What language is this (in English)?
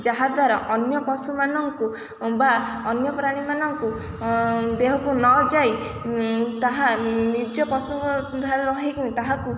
Odia